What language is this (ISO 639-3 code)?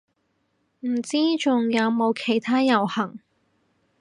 yue